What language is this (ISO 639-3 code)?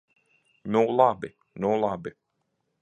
lav